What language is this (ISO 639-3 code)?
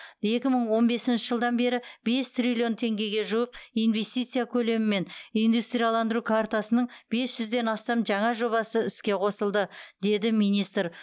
kaz